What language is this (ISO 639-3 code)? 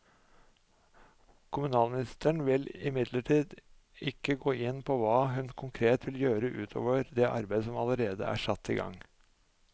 nor